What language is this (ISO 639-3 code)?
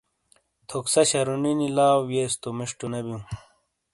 scl